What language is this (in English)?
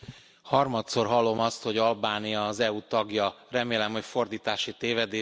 Hungarian